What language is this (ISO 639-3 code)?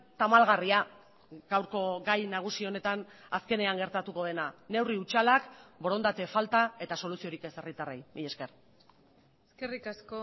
eus